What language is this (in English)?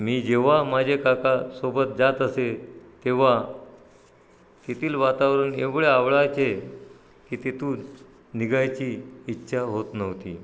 Marathi